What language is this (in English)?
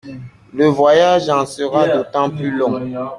French